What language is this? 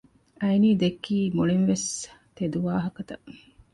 Divehi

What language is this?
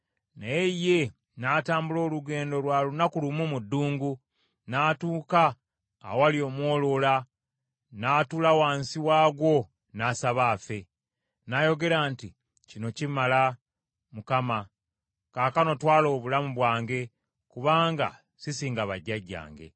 Ganda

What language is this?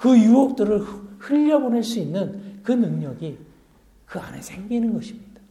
Korean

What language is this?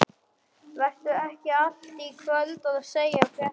Icelandic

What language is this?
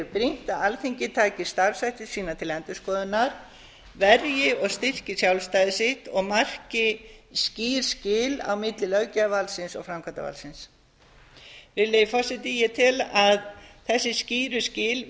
Icelandic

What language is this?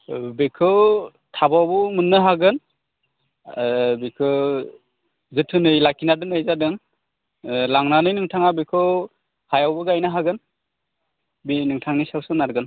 Bodo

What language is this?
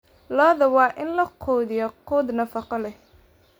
Somali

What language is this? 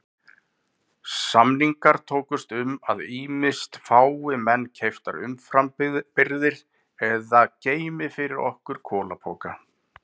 Icelandic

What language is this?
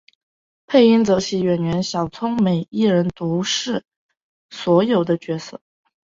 Chinese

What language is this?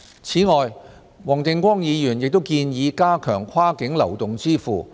Cantonese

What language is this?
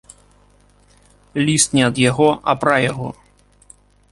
Belarusian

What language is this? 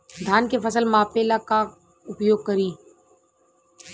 Bhojpuri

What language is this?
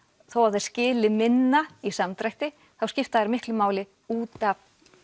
Icelandic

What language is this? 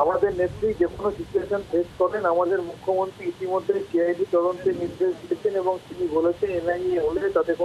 Romanian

